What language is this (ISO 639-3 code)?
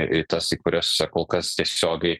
lit